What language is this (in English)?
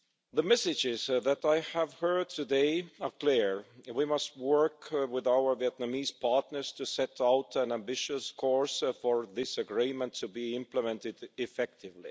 English